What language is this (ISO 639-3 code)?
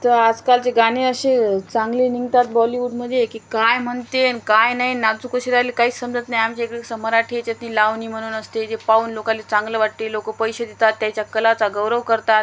mar